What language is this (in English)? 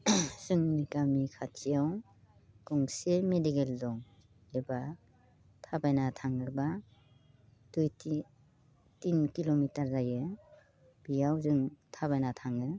Bodo